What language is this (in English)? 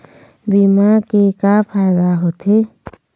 Chhattisgarhi